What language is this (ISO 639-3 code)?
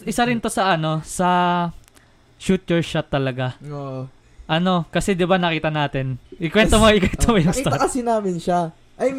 fil